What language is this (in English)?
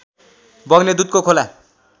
Nepali